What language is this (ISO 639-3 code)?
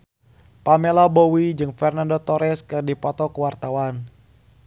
sun